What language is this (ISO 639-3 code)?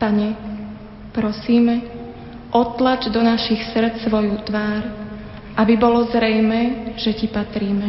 slk